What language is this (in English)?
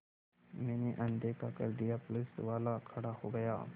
Hindi